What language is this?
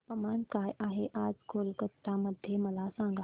Marathi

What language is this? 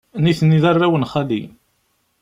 Kabyle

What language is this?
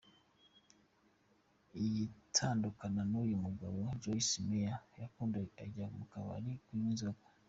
Kinyarwanda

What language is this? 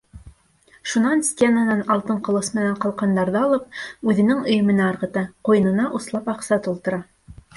Bashkir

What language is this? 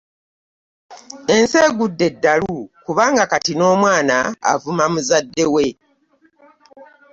Ganda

